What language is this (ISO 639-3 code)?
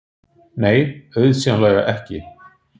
isl